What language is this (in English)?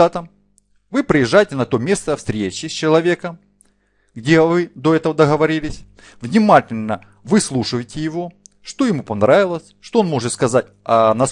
Russian